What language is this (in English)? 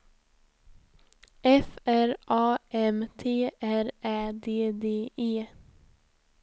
Swedish